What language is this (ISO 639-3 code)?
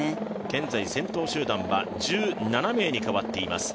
jpn